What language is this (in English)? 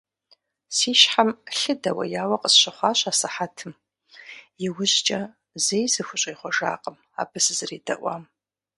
Kabardian